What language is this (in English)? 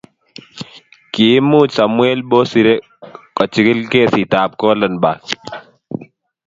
Kalenjin